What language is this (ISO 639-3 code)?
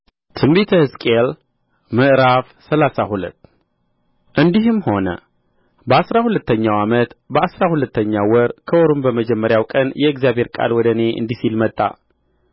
amh